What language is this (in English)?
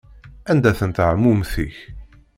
Kabyle